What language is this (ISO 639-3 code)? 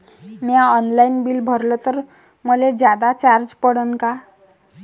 mar